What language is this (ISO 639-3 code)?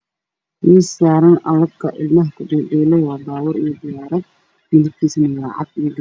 som